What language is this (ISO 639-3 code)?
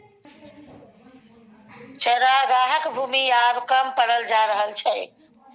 mai